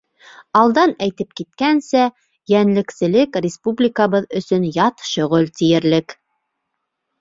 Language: Bashkir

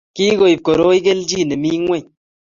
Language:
Kalenjin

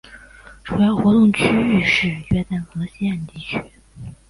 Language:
Chinese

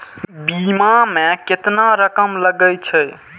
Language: Maithili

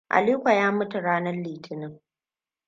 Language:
Hausa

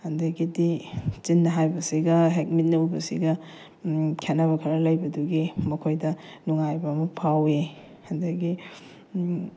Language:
Manipuri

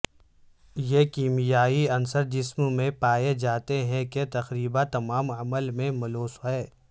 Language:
Urdu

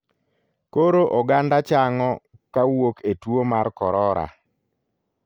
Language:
Luo (Kenya and Tanzania)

